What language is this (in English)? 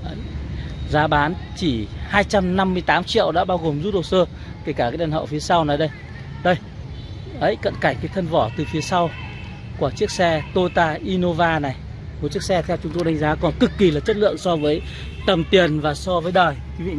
Vietnamese